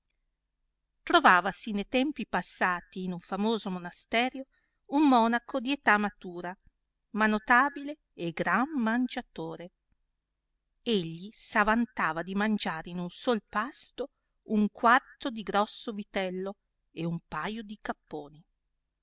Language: Italian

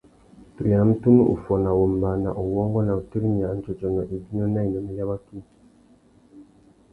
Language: Tuki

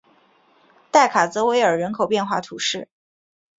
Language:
Chinese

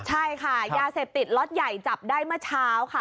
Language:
Thai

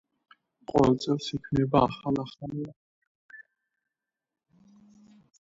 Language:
Georgian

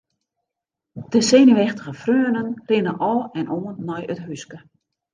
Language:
Western Frisian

